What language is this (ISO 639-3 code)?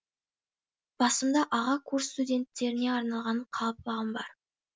kaz